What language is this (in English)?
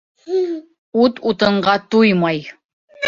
Bashkir